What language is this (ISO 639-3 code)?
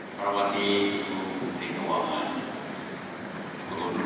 ind